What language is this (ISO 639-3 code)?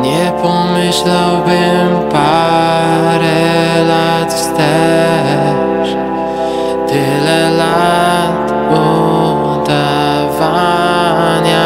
pol